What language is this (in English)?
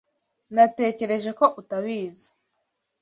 Kinyarwanda